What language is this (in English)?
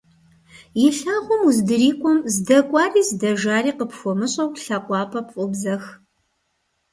Kabardian